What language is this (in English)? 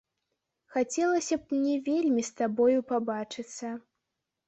Belarusian